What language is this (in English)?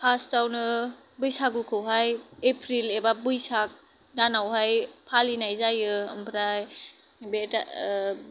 Bodo